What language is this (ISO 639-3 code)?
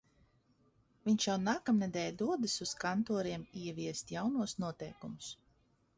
lav